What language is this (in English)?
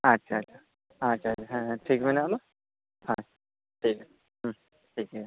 Santali